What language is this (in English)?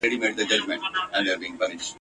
Pashto